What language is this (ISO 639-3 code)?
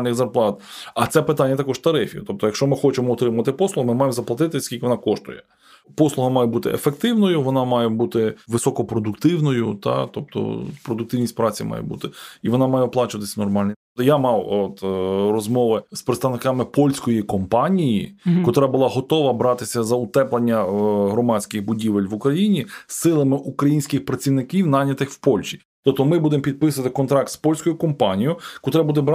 ukr